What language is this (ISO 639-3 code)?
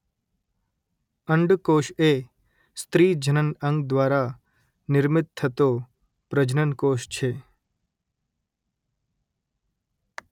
guj